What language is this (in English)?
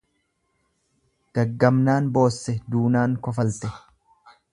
Oromo